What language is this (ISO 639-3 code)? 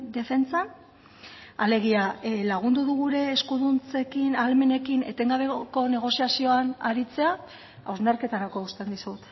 eus